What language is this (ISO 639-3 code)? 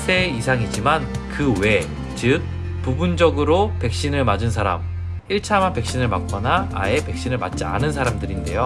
kor